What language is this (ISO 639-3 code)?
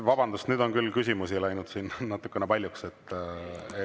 est